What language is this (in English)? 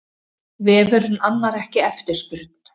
Icelandic